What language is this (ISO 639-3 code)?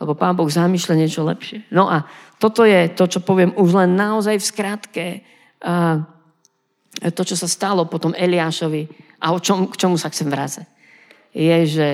slk